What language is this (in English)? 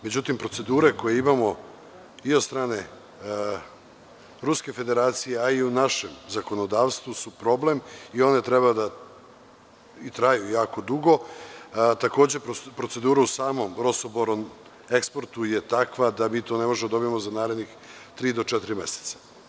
Serbian